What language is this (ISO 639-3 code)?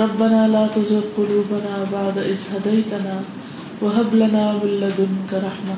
urd